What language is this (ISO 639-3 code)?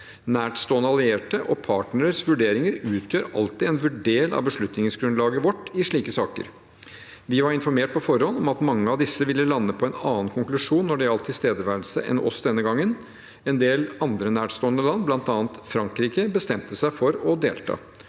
nor